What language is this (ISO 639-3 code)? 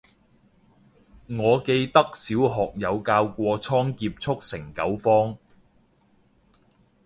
yue